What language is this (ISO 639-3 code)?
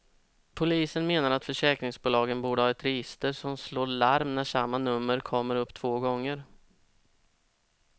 swe